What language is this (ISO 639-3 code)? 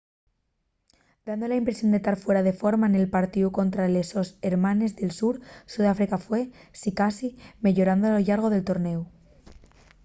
ast